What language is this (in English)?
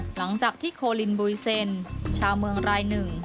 Thai